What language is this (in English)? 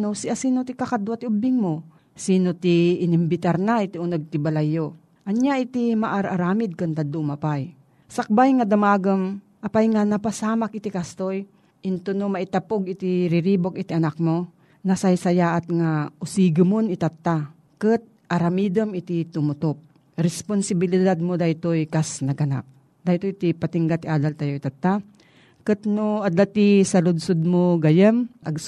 Filipino